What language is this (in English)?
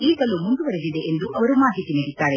Kannada